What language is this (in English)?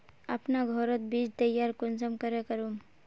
Magahi